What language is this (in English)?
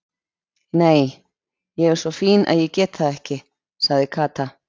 Icelandic